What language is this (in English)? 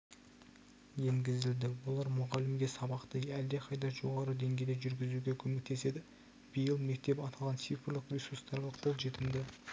Kazakh